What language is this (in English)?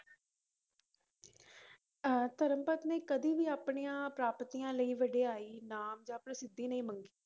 Punjabi